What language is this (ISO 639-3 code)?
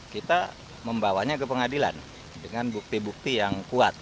ind